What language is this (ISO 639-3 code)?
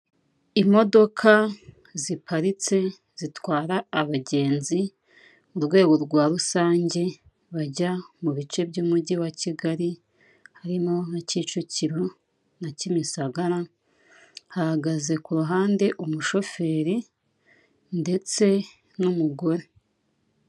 kin